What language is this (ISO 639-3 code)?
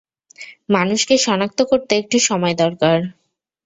ben